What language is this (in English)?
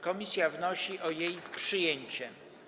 Polish